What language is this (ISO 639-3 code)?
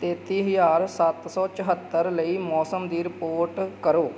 pan